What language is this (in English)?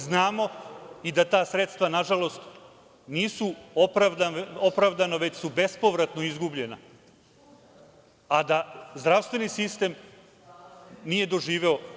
Serbian